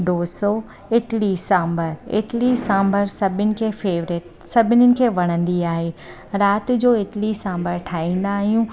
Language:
Sindhi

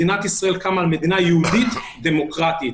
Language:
Hebrew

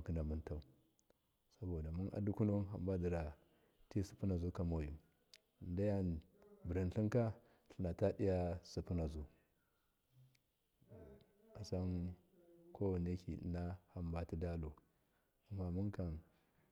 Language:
Miya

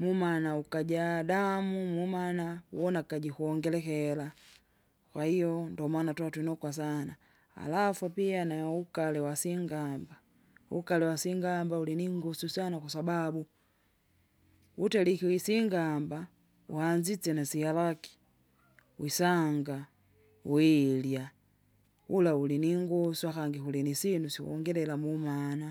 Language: Kinga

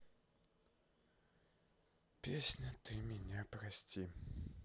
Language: Russian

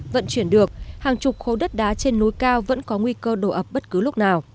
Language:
Vietnamese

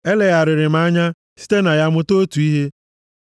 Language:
Igbo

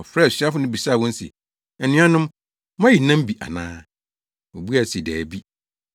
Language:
Akan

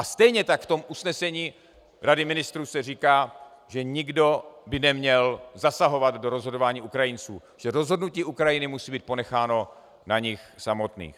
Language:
Czech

